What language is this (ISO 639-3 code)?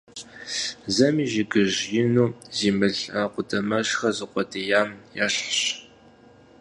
kbd